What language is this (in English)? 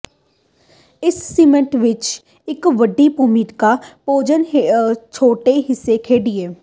Punjabi